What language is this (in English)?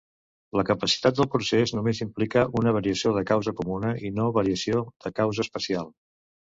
Catalan